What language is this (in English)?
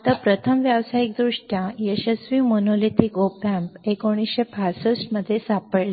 Marathi